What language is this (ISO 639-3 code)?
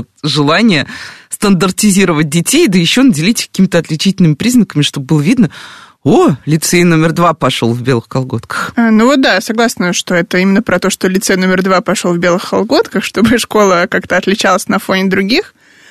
rus